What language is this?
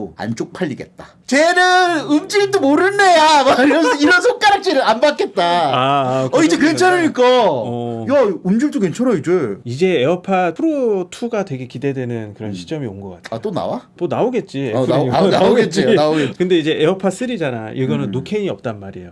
Korean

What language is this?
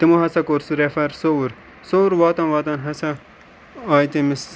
Kashmiri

